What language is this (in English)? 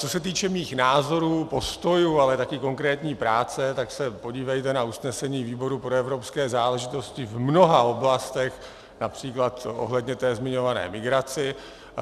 Czech